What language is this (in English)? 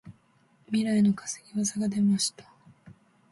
Japanese